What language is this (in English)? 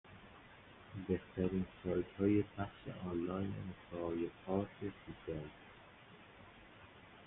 Persian